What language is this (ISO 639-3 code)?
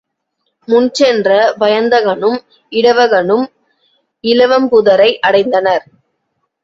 tam